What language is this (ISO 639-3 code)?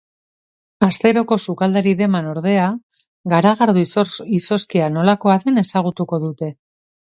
eus